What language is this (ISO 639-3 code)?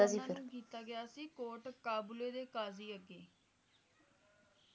pan